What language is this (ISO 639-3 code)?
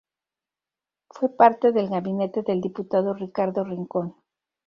spa